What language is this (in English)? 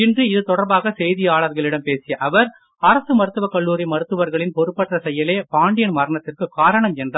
Tamil